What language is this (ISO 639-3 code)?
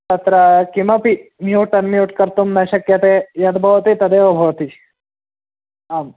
san